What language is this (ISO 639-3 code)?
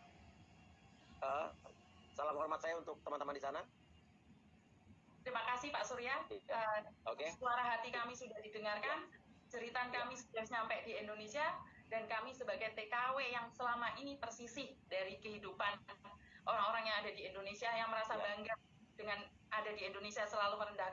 ind